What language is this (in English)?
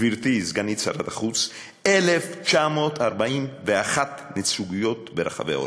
Hebrew